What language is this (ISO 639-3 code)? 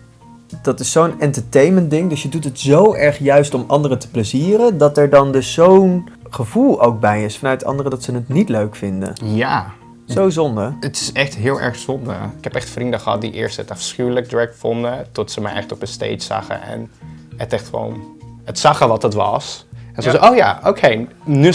nld